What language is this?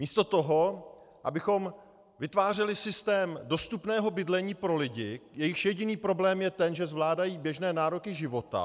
Czech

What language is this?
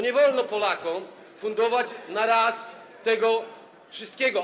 Polish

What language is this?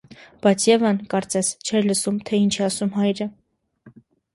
Armenian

